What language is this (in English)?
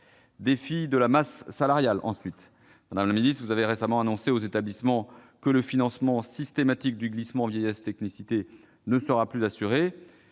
French